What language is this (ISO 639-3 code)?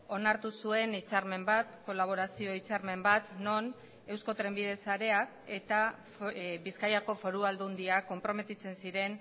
eus